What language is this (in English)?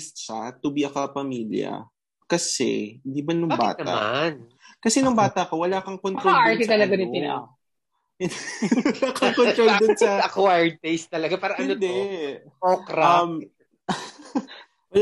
Filipino